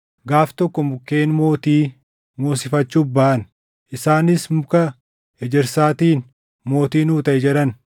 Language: Oromo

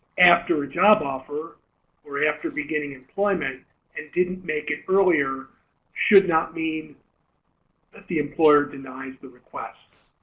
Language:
English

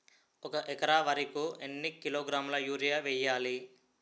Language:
Telugu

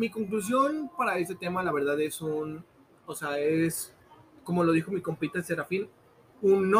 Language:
Spanish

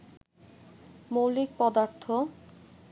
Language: Bangla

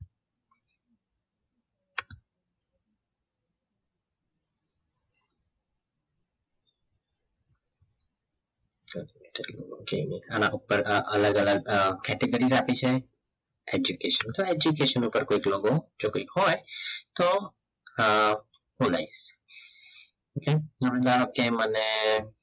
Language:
Gujarati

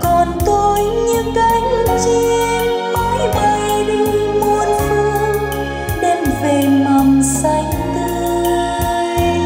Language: Vietnamese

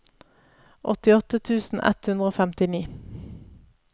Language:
Norwegian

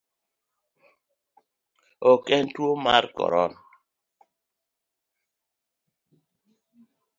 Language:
Luo (Kenya and Tanzania)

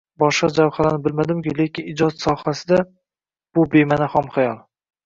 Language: Uzbek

